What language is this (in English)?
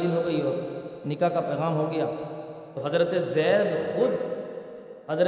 Urdu